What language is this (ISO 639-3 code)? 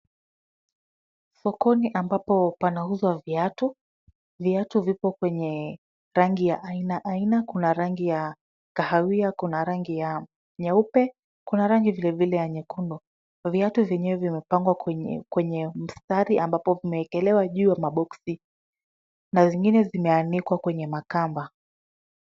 swa